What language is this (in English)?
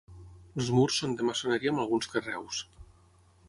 Catalan